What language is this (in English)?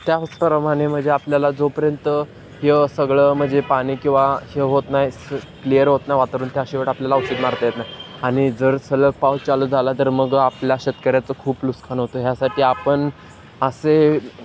Marathi